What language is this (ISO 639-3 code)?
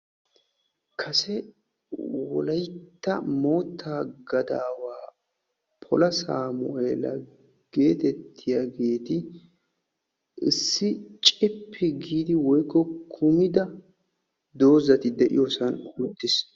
wal